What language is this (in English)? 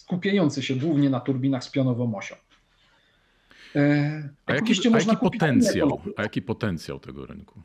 Polish